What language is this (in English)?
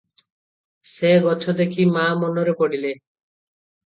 Odia